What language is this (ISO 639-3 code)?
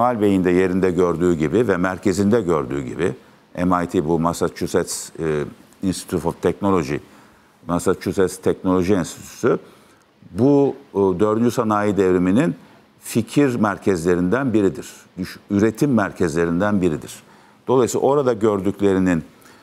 tur